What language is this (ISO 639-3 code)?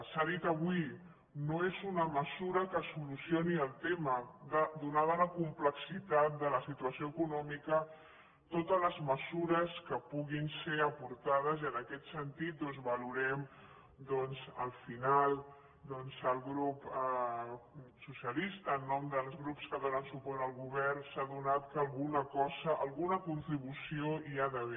cat